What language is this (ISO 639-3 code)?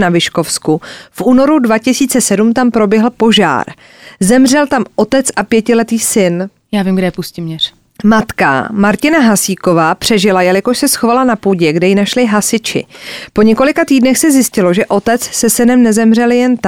ces